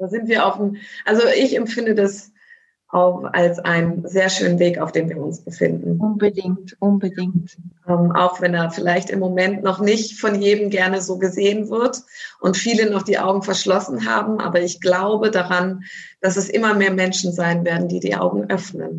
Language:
German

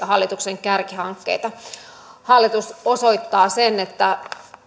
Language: Finnish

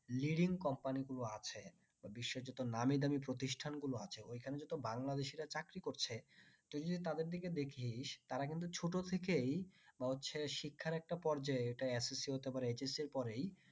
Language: Bangla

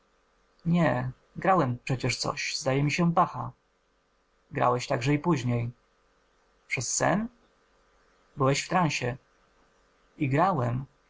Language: Polish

